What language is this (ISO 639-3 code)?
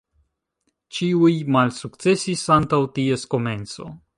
epo